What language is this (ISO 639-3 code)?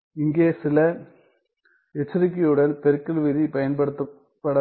tam